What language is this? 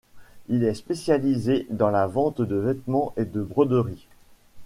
French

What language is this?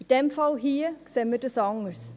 Swiss German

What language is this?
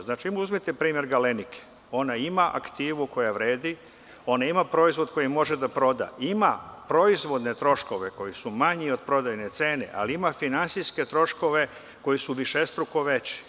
Serbian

